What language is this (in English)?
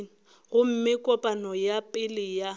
Northern Sotho